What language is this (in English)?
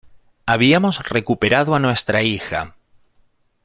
Spanish